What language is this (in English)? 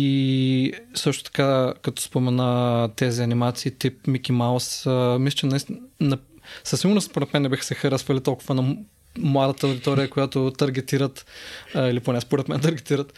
Bulgarian